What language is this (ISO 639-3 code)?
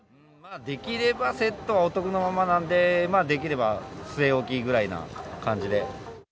jpn